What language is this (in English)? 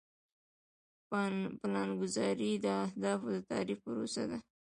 Pashto